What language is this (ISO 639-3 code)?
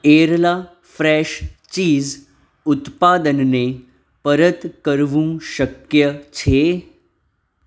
guj